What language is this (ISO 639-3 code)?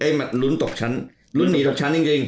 tha